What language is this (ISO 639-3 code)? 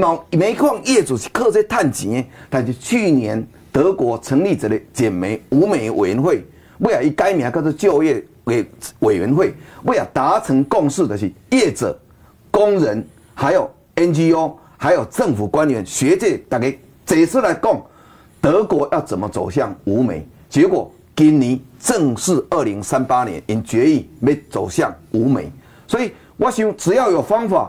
zho